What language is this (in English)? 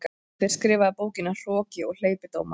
Icelandic